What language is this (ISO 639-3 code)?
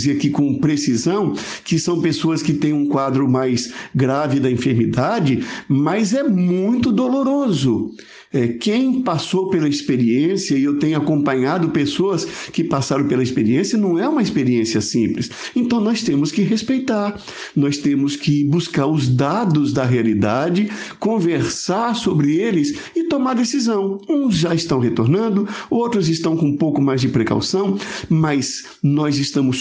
por